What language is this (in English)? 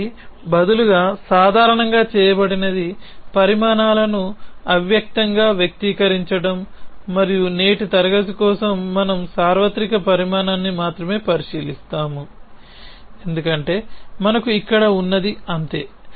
Telugu